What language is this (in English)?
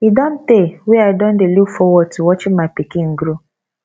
Nigerian Pidgin